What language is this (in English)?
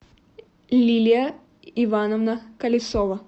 Russian